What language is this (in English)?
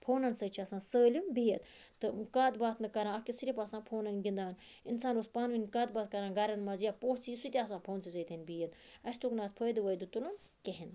Kashmiri